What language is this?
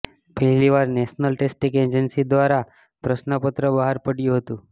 Gujarati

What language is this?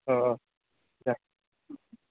Bodo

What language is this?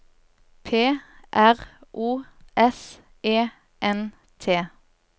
Norwegian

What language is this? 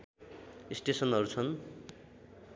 Nepali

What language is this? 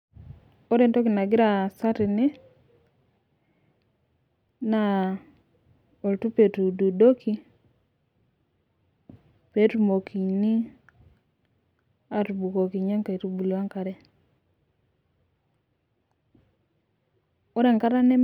Masai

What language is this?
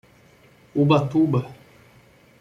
Portuguese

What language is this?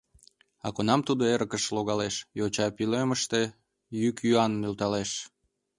Mari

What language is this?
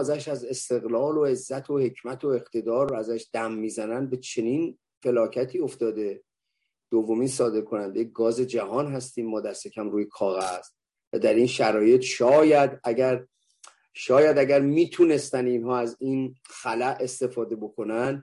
Persian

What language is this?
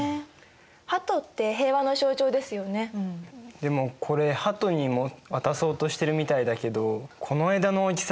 Japanese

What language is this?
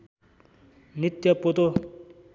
Nepali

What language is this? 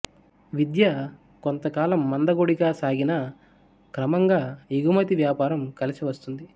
Telugu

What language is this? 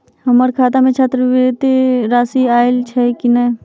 Maithili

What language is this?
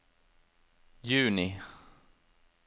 Norwegian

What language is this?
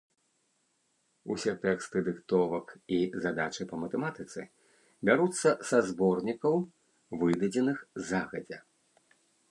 Belarusian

